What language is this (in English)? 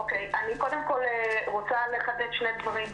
Hebrew